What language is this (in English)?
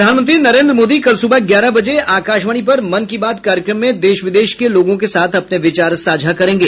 Hindi